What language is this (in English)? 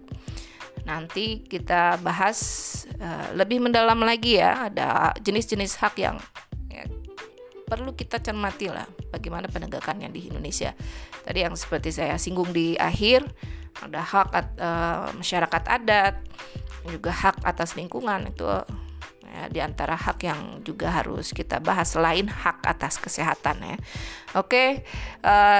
Indonesian